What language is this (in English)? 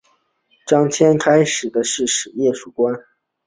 Chinese